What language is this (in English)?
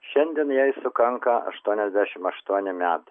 Lithuanian